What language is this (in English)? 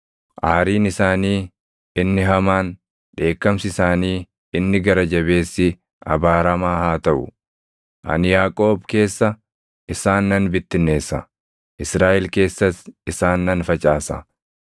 Oromo